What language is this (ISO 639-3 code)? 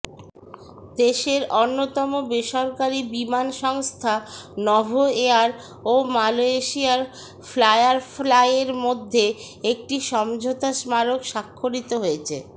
ben